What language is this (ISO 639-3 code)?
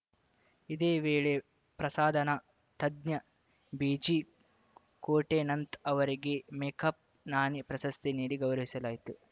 kan